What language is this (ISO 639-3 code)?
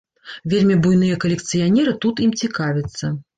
bel